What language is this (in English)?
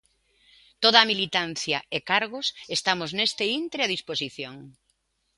Galician